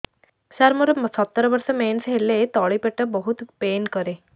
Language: Odia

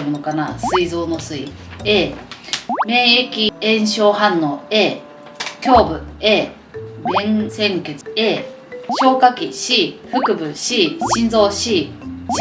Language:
Japanese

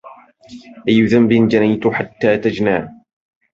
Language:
Arabic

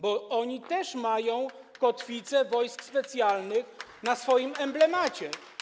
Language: Polish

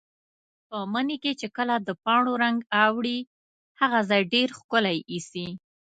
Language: Pashto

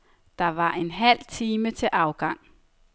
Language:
Danish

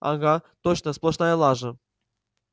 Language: Russian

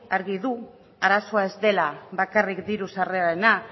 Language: Basque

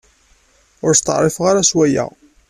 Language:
Kabyle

